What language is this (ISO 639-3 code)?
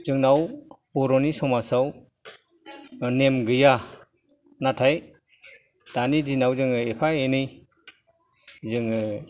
brx